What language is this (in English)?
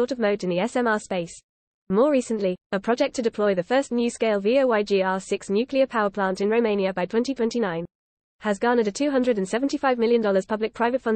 English